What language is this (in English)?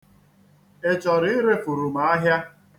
Igbo